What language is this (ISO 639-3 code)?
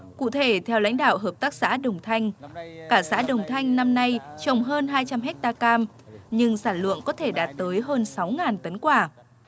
vie